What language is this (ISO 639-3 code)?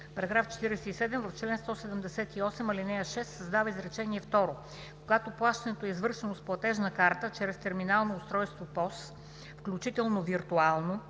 bul